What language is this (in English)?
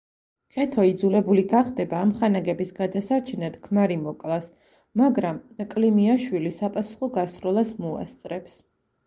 Georgian